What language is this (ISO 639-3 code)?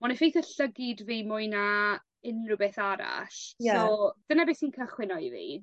cym